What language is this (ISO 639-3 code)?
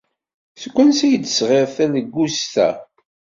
kab